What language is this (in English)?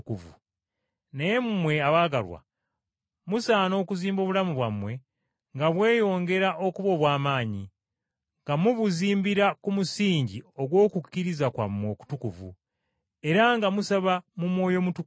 Ganda